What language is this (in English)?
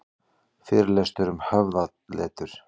Icelandic